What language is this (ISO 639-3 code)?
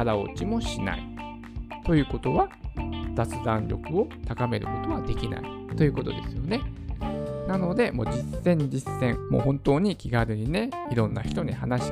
jpn